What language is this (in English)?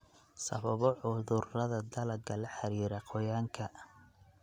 Somali